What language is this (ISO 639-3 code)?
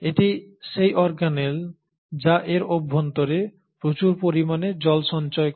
ben